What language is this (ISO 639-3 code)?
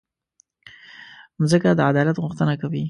pus